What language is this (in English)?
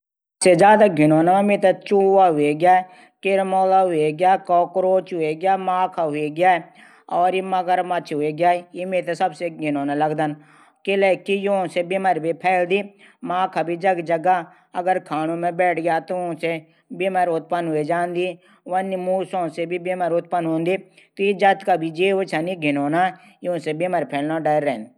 Garhwali